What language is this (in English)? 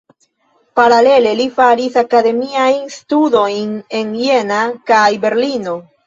Esperanto